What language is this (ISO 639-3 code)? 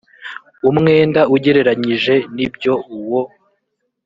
kin